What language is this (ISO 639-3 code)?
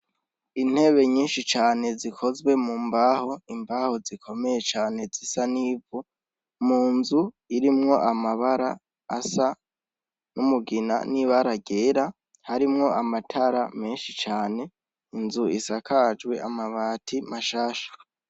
run